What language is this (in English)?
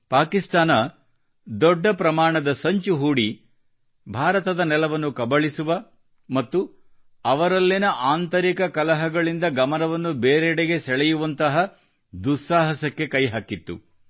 Kannada